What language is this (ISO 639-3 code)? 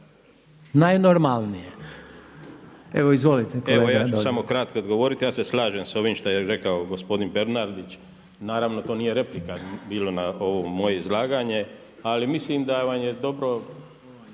hrv